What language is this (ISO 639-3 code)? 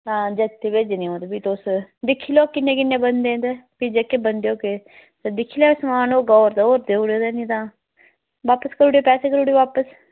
doi